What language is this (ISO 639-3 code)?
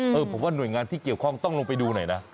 tha